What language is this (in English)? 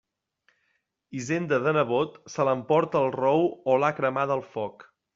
Catalan